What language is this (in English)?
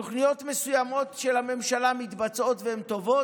Hebrew